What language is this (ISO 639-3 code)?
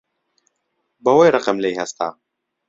ckb